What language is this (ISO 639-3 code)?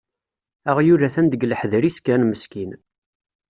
kab